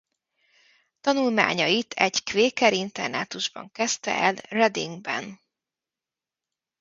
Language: Hungarian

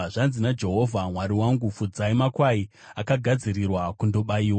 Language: Shona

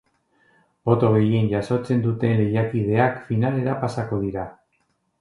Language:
Basque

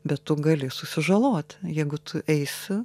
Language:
Lithuanian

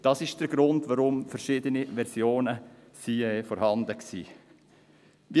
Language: Swiss German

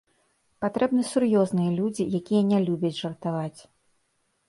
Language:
Belarusian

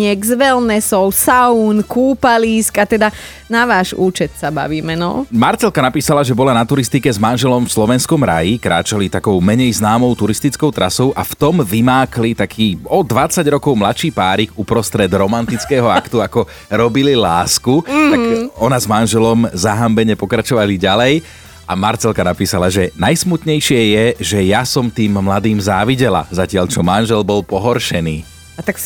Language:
Slovak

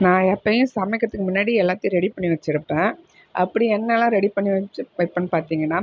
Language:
Tamil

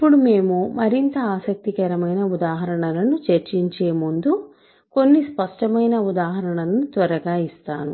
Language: Telugu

